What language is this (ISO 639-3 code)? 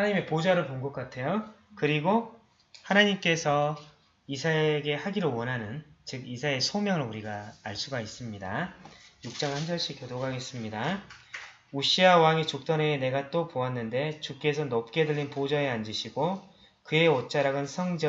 kor